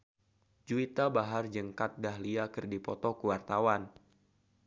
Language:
Sundanese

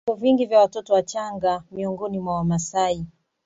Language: Swahili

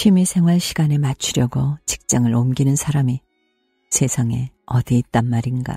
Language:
Korean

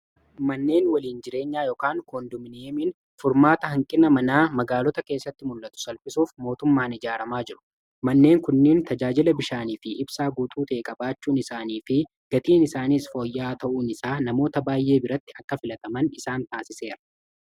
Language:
Oromo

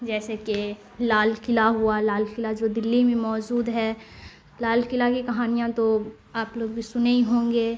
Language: Urdu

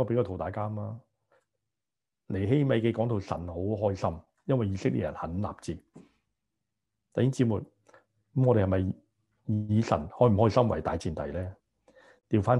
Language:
Chinese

